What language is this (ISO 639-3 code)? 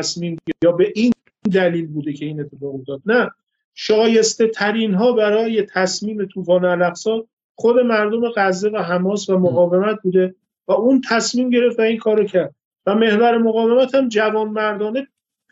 fas